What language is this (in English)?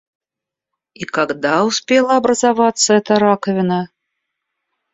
Russian